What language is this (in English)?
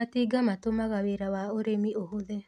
Kikuyu